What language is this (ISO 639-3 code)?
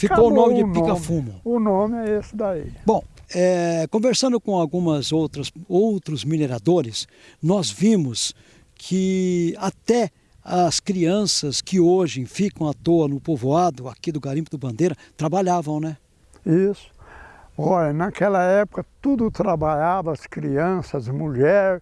por